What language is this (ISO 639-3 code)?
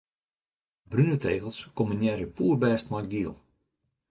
fry